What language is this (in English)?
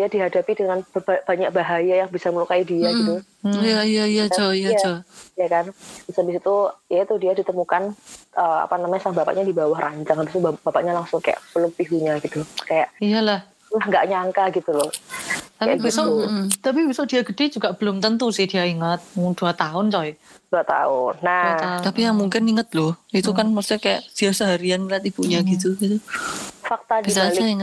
Indonesian